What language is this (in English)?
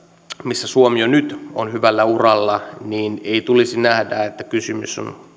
Finnish